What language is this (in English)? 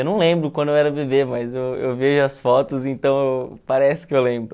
Portuguese